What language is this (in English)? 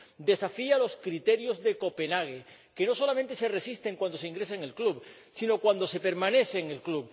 Spanish